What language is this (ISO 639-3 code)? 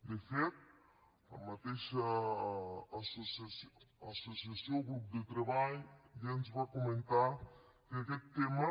cat